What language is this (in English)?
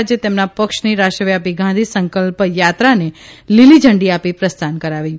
Gujarati